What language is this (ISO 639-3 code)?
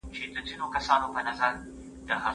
pus